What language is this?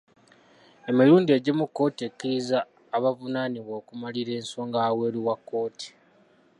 Ganda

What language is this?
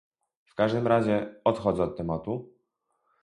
Polish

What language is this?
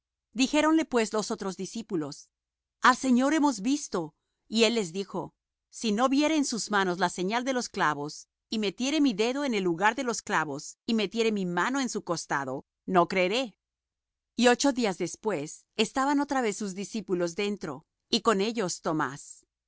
Spanish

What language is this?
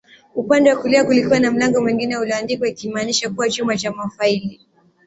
Swahili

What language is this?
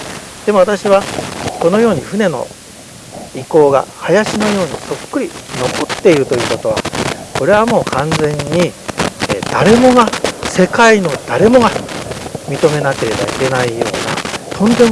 Japanese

